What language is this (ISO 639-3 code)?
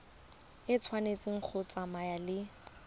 tsn